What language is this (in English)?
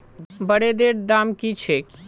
Magahi